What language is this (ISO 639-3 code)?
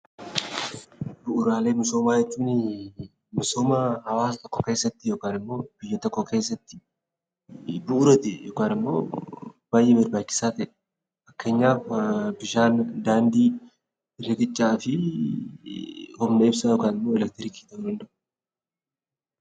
orm